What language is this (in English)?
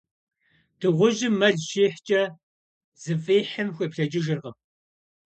Kabardian